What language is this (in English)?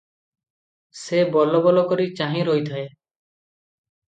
Odia